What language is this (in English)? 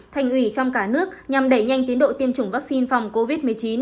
Vietnamese